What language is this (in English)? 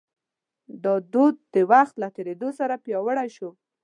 Pashto